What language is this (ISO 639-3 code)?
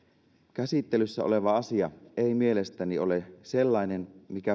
fin